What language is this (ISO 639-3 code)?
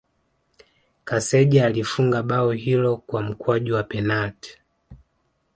swa